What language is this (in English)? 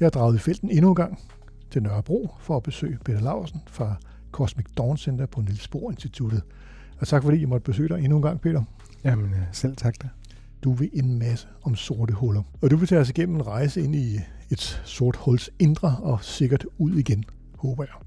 Danish